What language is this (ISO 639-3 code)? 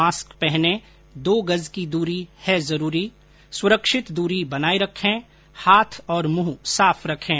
hin